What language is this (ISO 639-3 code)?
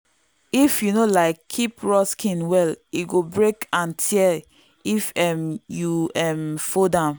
pcm